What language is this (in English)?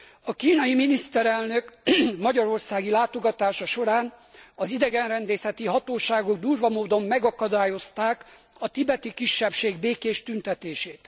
Hungarian